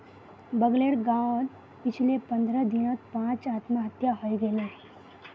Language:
Magahi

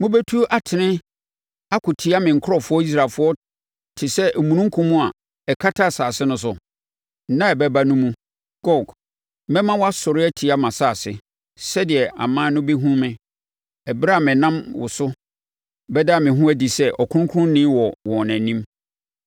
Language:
Akan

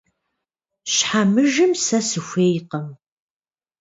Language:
Kabardian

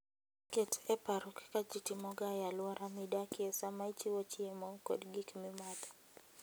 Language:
Luo (Kenya and Tanzania)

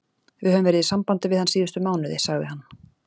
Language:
Icelandic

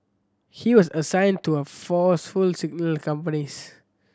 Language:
English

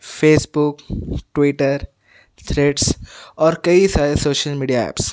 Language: Urdu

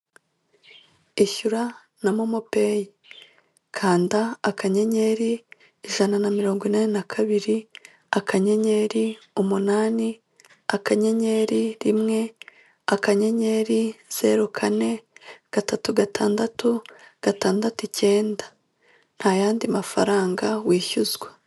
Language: Kinyarwanda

